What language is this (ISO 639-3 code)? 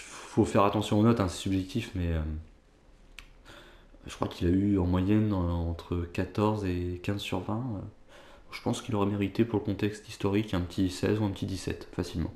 fra